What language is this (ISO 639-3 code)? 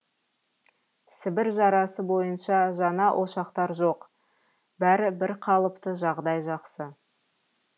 kaz